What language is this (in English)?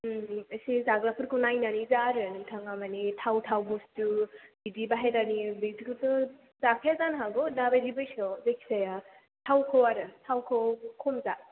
Bodo